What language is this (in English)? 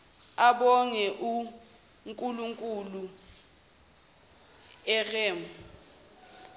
Zulu